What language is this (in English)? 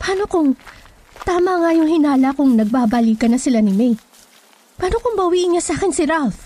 Filipino